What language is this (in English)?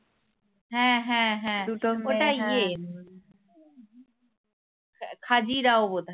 Bangla